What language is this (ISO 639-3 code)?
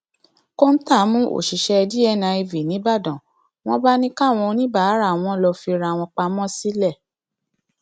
yor